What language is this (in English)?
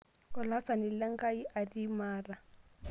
Masai